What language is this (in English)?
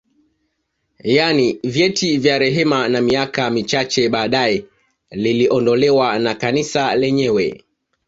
Swahili